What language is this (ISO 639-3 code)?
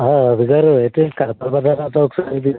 tel